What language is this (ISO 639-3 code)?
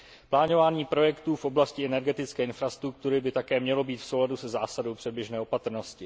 ces